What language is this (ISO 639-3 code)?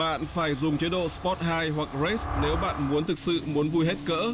vie